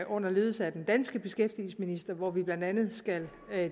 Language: Danish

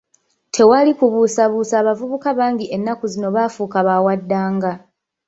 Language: Ganda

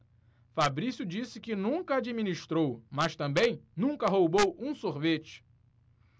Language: Portuguese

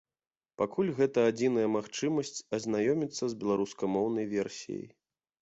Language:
Belarusian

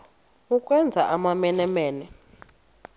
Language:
Xhosa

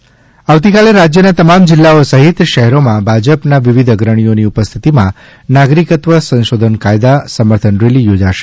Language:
Gujarati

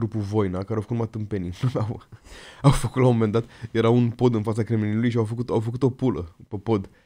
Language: Romanian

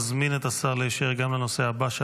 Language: Hebrew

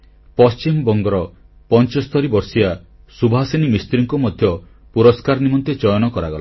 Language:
Odia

